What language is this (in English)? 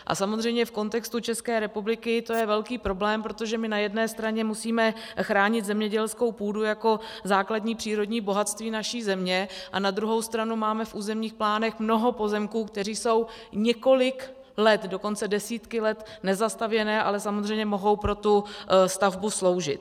Czech